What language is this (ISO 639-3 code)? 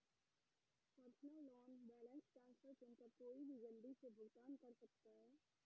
hin